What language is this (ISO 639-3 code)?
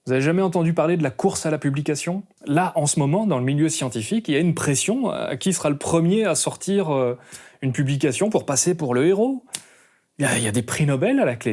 fra